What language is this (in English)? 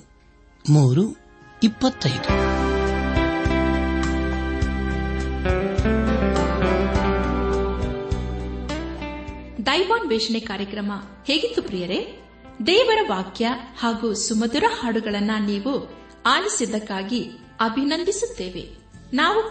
Kannada